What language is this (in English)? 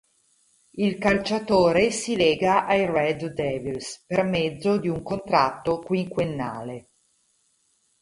Italian